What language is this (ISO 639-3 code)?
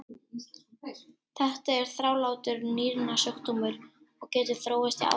isl